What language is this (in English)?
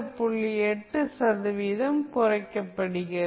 Tamil